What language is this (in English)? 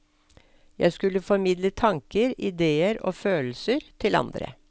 Norwegian